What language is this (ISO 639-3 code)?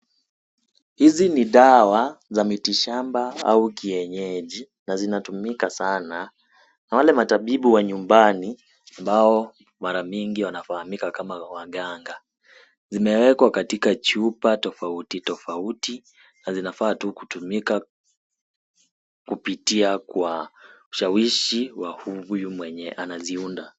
swa